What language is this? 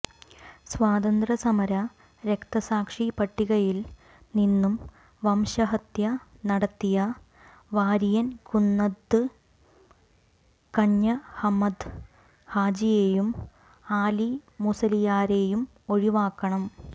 Malayalam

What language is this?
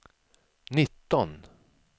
Swedish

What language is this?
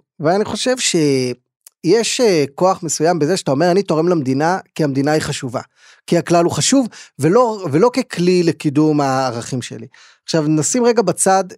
Hebrew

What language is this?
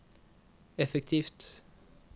Norwegian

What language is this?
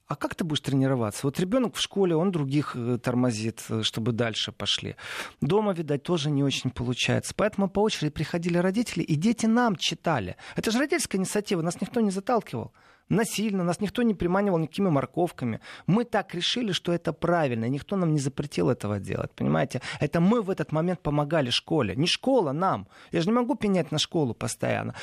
Russian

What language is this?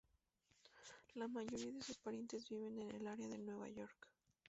Spanish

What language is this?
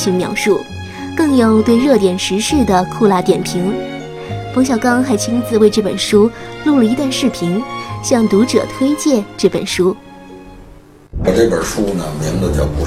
Chinese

